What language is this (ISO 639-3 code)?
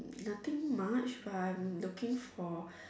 eng